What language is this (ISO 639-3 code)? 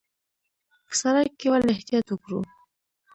pus